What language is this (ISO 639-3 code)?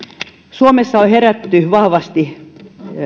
fin